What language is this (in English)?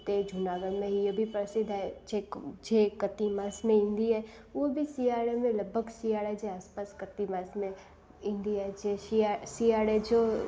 Sindhi